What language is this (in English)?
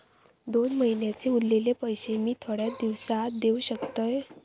Marathi